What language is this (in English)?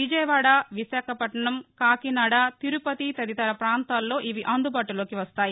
Telugu